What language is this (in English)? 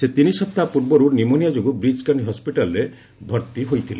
Odia